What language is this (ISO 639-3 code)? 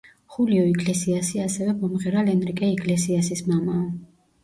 kat